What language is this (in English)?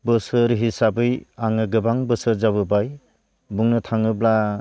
Bodo